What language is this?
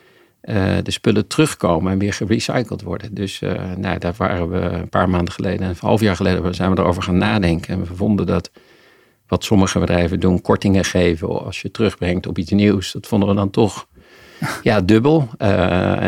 Dutch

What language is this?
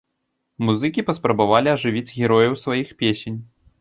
Belarusian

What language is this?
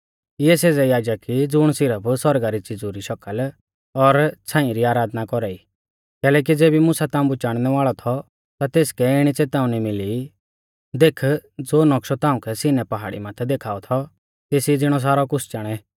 Mahasu Pahari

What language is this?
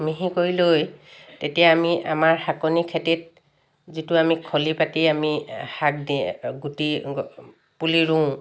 Assamese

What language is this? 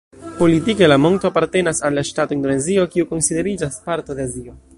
Esperanto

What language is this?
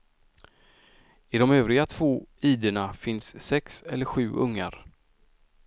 Swedish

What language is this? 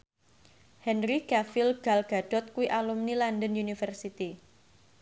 Javanese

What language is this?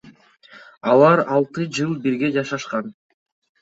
Kyrgyz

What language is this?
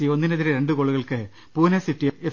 Malayalam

